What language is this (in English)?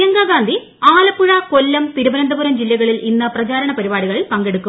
Malayalam